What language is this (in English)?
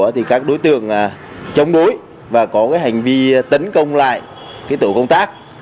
Vietnamese